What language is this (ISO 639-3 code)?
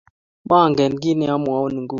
kln